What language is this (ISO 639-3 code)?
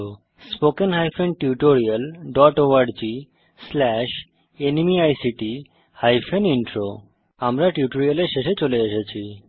ben